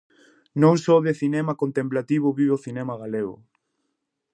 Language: Galician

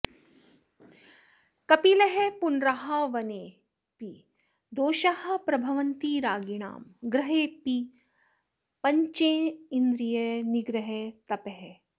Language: Sanskrit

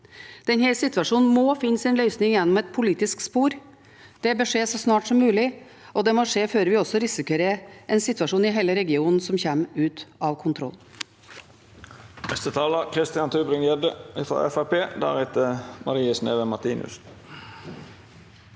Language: Norwegian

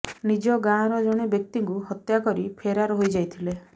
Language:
Odia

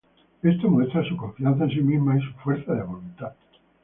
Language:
Spanish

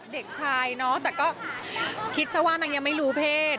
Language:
Thai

